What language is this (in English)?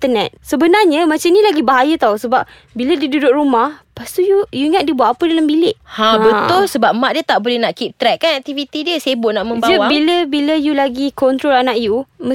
Malay